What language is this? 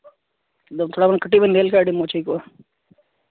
Santali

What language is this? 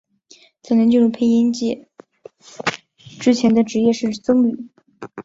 Chinese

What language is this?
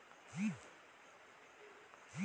Chhattisgarhi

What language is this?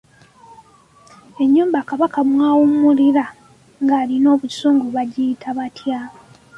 Ganda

